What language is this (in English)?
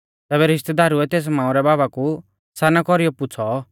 Mahasu Pahari